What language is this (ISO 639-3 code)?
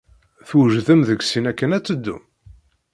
kab